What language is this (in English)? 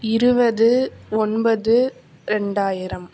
Tamil